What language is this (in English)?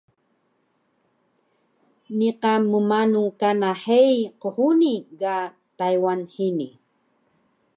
Taroko